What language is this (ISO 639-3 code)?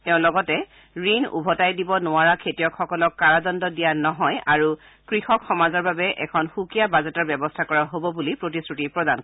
asm